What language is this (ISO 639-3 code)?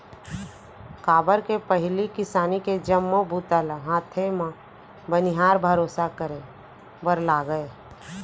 hne